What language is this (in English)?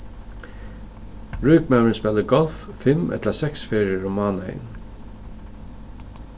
Faroese